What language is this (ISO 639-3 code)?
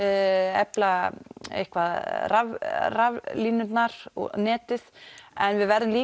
isl